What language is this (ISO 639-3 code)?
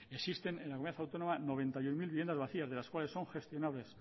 spa